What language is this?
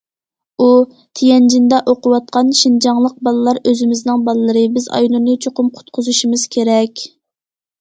Uyghur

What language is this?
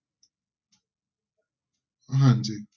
Punjabi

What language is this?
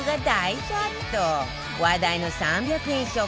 Japanese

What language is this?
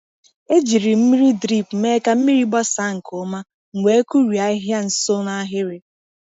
Igbo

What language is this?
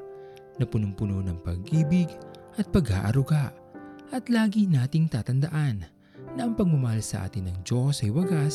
Filipino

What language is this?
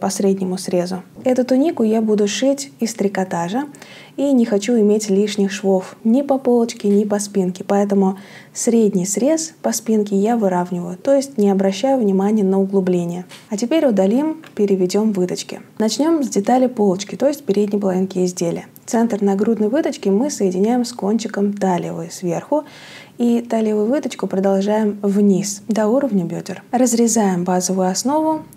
Russian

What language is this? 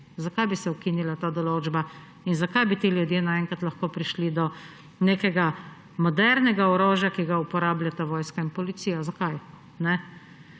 Slovenian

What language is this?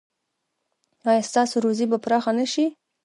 Pashto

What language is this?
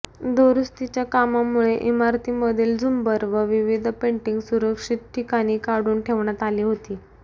Marathi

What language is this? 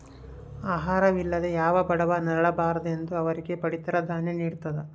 Kannada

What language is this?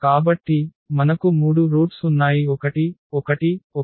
Telugu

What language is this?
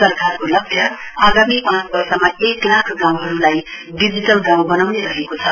Nepali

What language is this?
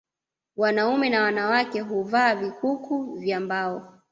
Swahili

